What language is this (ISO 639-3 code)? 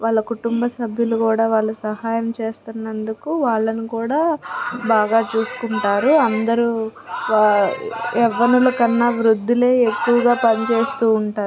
tel